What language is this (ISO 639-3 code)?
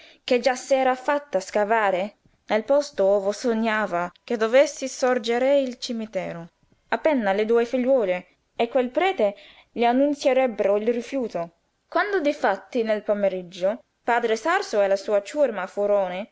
ita